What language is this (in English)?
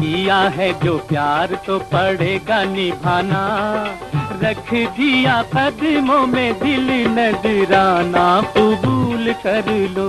Hindi